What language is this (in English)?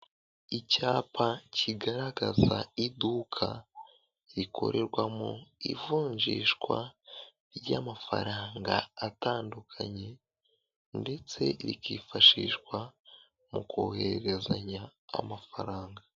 Kinyarwanda